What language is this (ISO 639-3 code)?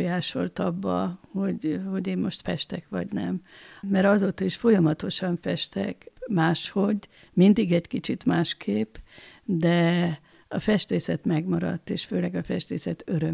hun